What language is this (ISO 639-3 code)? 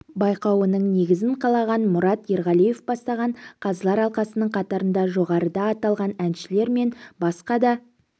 kaz